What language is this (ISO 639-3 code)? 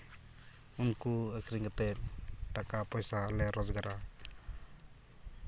sat